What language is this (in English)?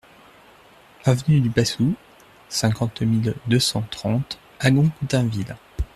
French